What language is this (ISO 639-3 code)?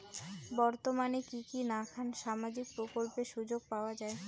ben